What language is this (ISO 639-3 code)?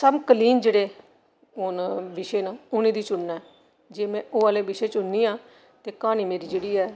doi